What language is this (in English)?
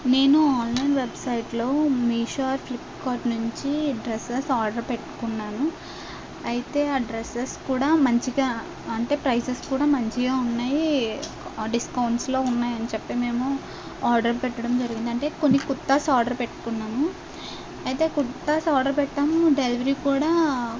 Telugu